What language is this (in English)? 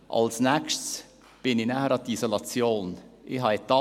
Swiss German